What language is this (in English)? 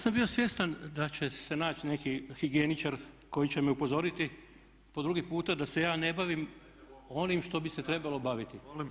Croatian